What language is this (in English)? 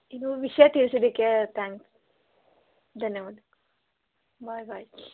Kannada